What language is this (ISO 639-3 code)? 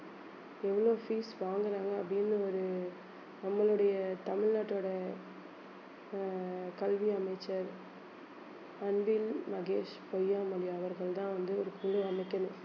tam